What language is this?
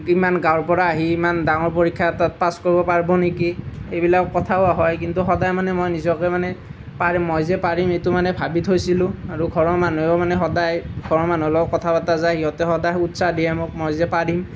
Assamese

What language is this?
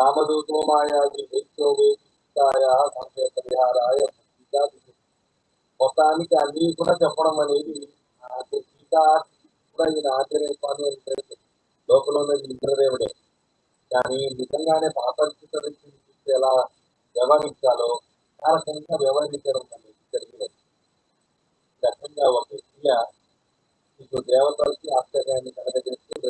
Indonesian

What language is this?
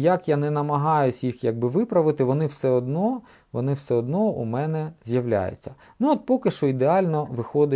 Ukrainian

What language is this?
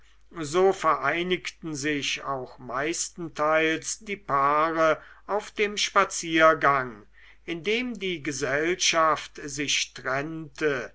German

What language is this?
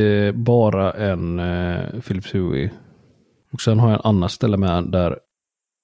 Swedish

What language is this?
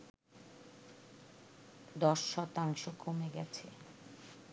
Bangla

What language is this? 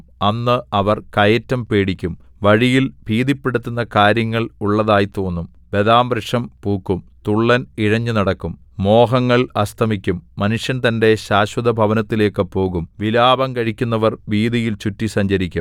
Malayalam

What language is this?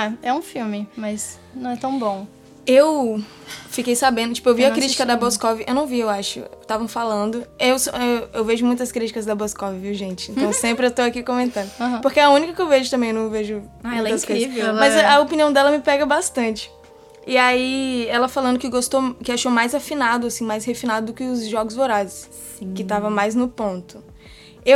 Portuguese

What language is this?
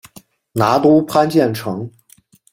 Chinese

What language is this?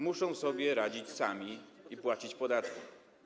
Polish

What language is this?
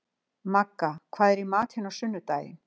Icelandic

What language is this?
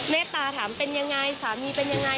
Thai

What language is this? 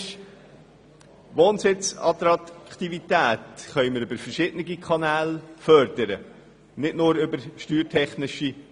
Swiss German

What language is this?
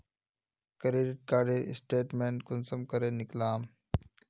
Magahi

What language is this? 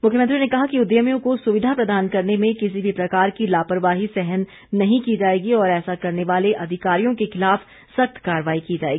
Hindi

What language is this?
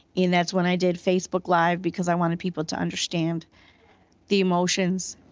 English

